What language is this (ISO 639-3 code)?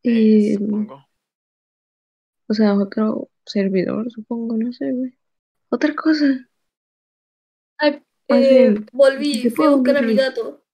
spa